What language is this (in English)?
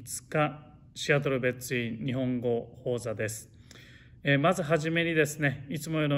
Japanese